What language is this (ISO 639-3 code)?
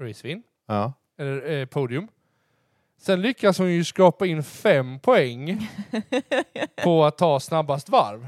swe